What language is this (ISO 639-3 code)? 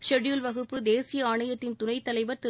tam